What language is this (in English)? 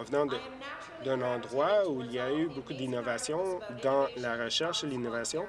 French